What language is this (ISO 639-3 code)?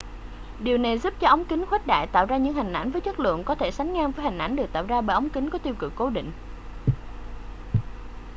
vie